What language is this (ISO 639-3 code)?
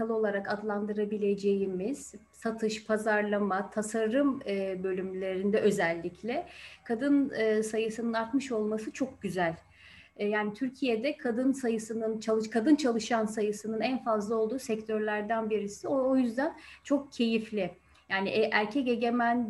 tur